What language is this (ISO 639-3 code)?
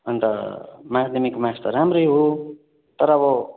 nep